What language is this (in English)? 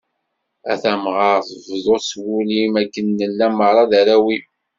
Kabyle